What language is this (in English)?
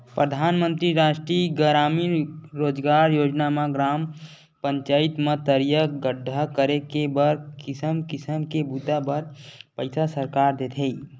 Chhattisgarhi